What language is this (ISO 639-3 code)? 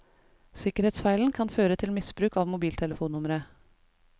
nor